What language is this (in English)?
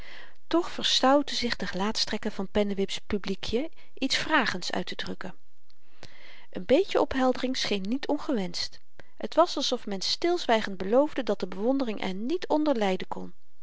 Dutch